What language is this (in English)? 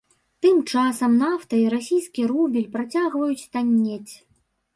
Belarusian